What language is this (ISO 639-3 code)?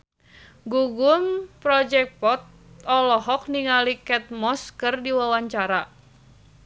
sun